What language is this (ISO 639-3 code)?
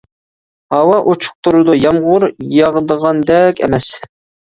uig